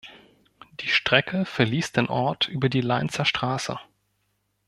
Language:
German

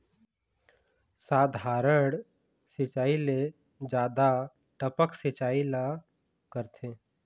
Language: Chhattisgarhi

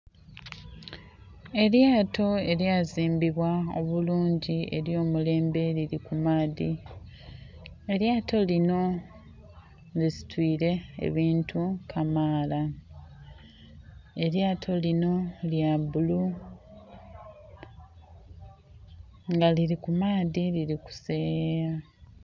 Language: Soga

